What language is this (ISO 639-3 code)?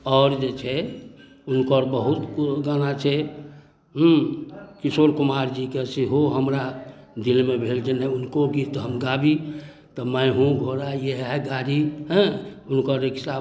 mai